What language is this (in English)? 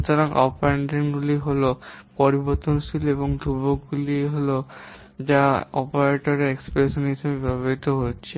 Bangla